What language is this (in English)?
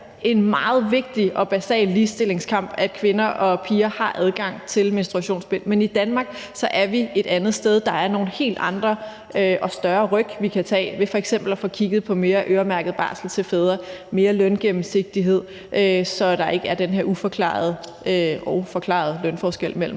Danish